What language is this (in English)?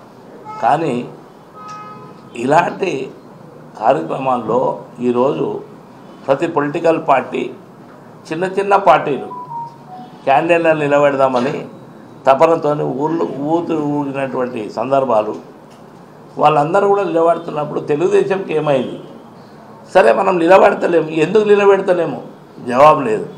Indonesian